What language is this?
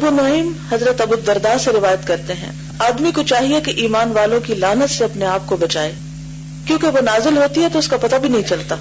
Urdu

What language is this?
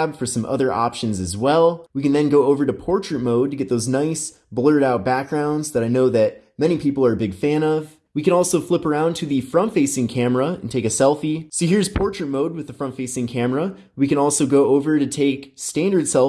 English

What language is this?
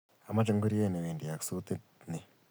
Kalenjin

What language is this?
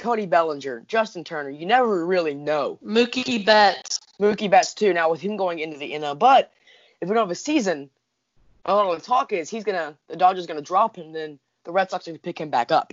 English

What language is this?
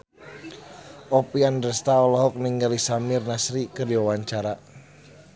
Sundanese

